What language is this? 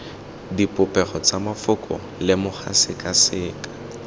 Tswana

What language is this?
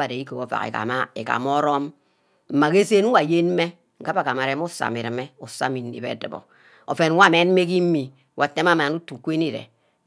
Ubaghara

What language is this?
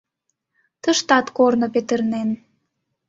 Mari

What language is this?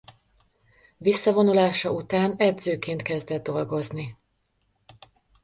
Hungarian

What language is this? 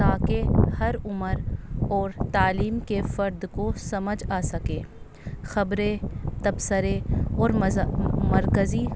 Urdu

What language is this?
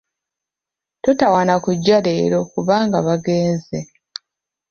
Ganda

